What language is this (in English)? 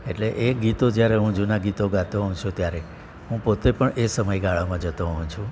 Gujarati